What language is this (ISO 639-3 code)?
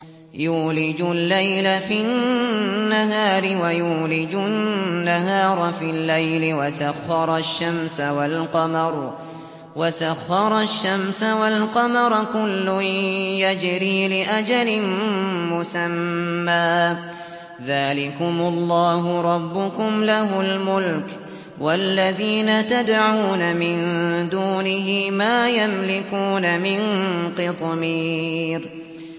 ara